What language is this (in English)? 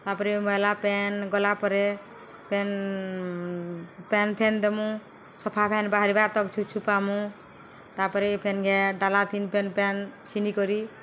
Odia